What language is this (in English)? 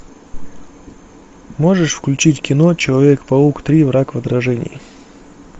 Russian